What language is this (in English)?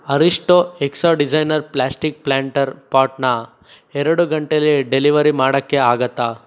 Kannada